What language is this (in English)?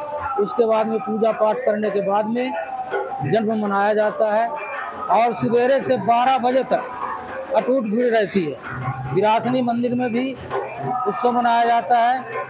Hindi